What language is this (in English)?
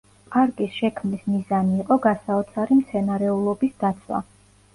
Georgian